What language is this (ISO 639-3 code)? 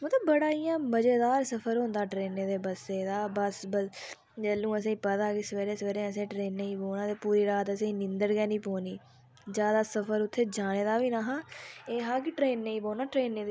doi